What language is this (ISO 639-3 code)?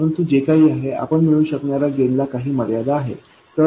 mar